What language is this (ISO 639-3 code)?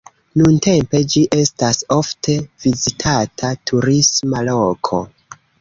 epo